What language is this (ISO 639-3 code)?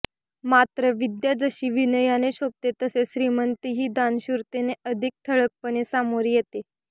mar